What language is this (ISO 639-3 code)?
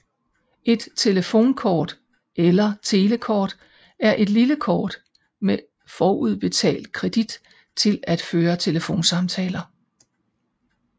dan